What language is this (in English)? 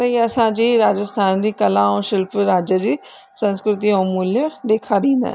Sindhi